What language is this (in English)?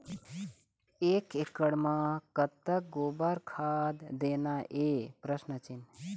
Chhattisgarhi